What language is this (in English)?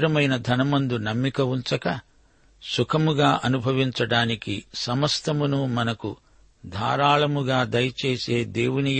Telugu